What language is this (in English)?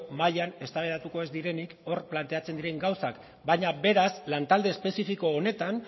Basque